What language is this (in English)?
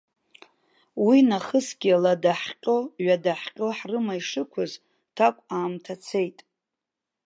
Abkhazian